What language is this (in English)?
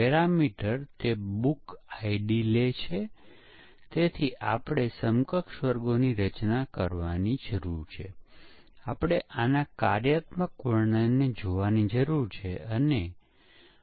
Gujarati